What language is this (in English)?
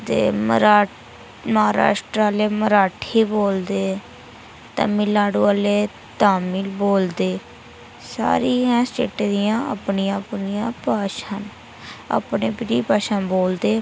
Dogri